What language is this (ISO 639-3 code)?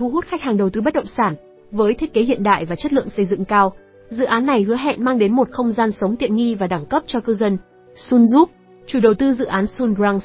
vie